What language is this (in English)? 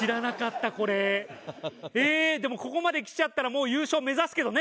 Japanese